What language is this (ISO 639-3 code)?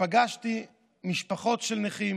heb